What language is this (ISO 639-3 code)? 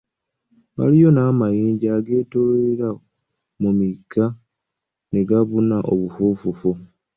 lug